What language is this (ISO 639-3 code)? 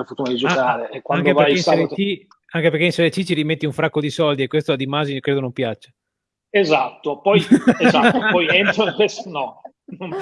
ita